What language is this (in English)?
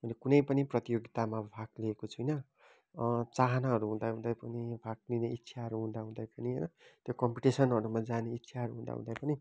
Nepali